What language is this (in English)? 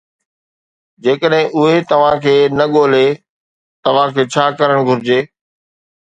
Sindhi